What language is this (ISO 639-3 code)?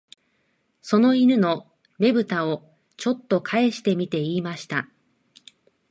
jpn